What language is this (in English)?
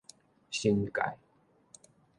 Min Nan Chinese